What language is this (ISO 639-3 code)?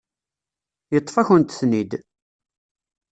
kab